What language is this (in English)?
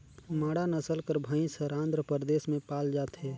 Chhattisgarhi